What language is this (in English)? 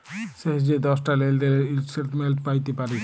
Bangla